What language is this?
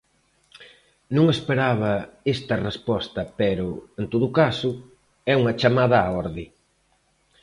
Galician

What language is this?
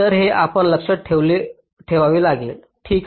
Marathi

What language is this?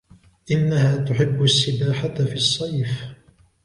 Arabic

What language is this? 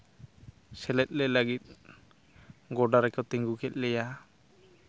Santali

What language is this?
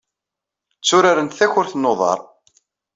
Kabyle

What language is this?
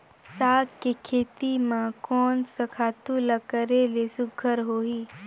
Chhattisgarhi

